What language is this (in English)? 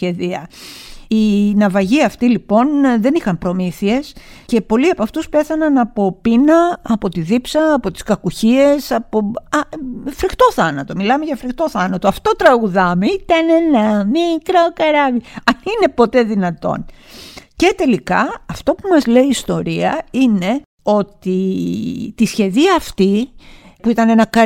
Greek